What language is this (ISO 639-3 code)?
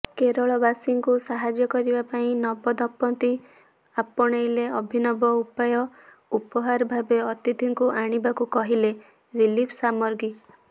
ori